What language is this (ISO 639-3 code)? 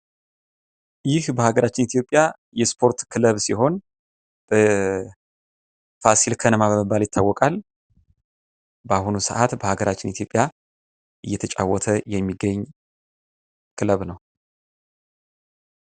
amh